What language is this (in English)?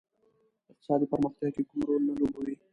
Pashto